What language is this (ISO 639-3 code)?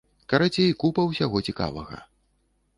bel